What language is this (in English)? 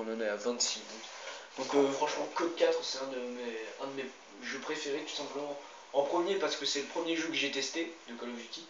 French